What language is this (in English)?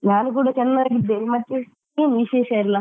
Kannada